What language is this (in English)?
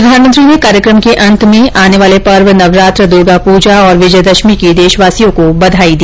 Hindi